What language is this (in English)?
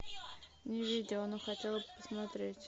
Russian